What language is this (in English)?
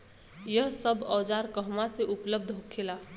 Bhojpuri